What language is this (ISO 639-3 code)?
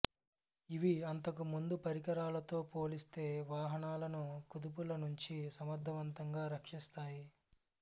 tel